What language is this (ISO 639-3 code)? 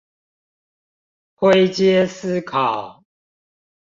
zho